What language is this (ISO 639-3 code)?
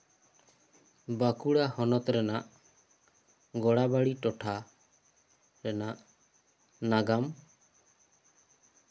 sat